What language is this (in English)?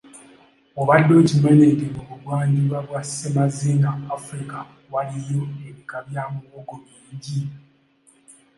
Ganda